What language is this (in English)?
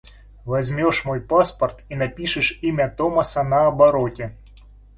Russian